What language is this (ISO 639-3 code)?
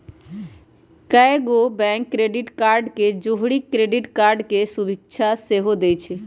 mag